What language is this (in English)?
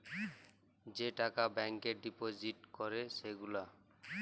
Bangla